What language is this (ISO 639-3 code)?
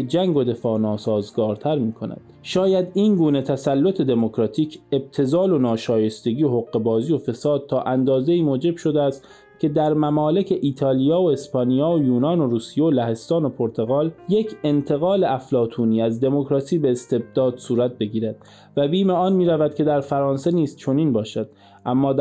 fas